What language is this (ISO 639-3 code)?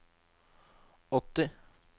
nor